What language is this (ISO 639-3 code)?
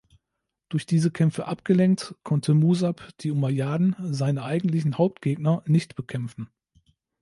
deu